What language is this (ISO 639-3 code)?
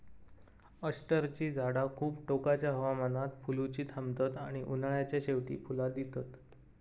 mar